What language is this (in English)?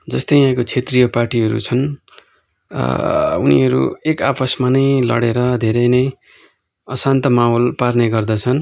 Nepali